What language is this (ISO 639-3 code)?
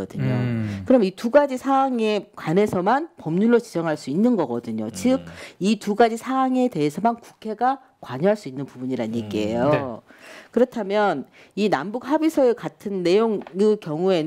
kor